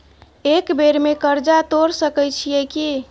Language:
Maithili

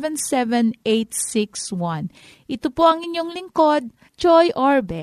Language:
Filipino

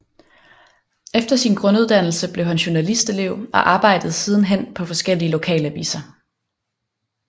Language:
Danish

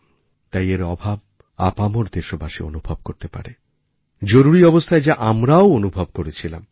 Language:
Bangla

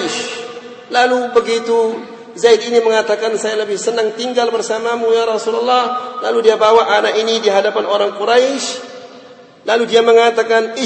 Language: Malay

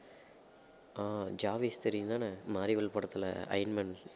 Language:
Tamil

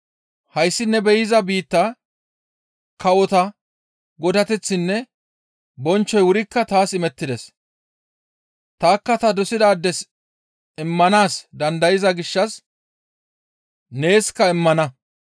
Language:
Gamo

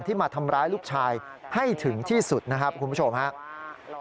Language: Thai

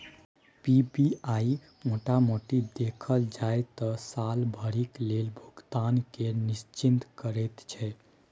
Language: Maithili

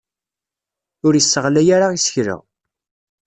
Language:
Kabyle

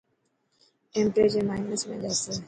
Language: Dhatki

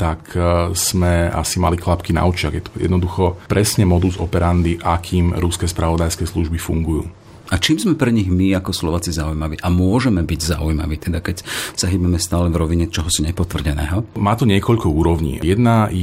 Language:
Slovak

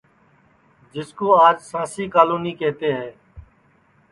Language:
Sansi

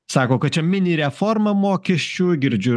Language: Lithuanian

